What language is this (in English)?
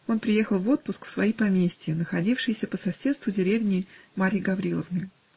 Russian